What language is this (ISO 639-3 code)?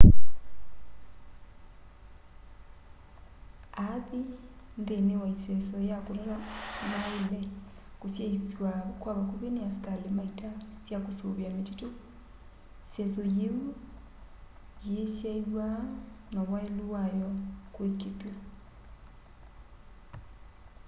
kam